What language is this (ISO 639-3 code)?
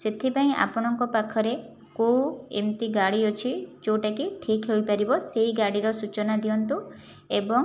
ori